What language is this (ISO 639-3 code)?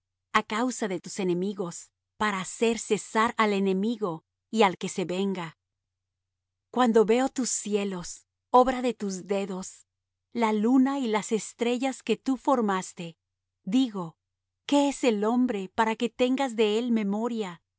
spa